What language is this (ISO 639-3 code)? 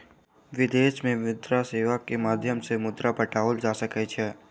mai